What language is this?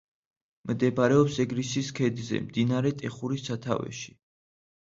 Georgian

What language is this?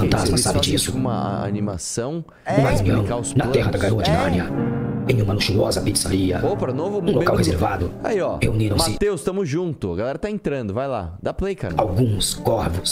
Portuguese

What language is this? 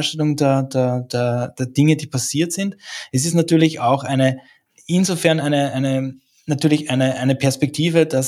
German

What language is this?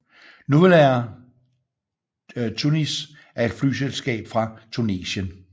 Danish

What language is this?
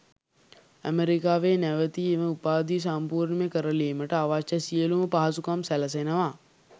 Sinhala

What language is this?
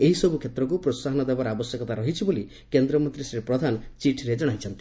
Odia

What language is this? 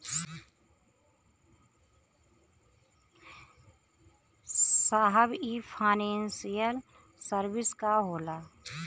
Bhojpuri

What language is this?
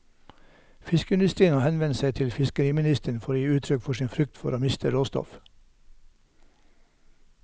Norwegian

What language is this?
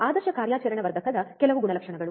Kannada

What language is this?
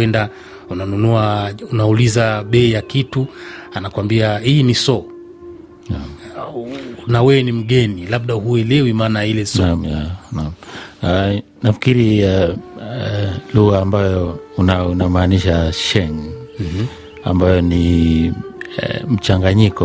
Swahili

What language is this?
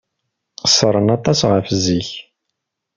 Kabyle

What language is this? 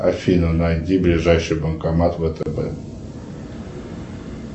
Russian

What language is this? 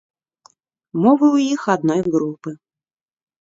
Belarusian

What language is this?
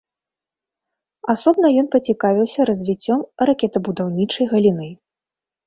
Belarusian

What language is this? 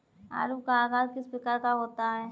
Hindi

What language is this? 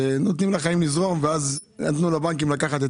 Hebrew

